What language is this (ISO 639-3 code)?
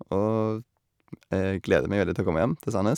nor